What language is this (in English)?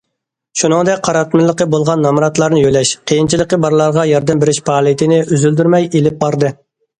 Uyghur